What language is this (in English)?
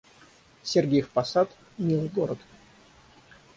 Russian